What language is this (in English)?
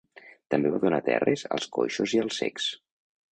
Catalan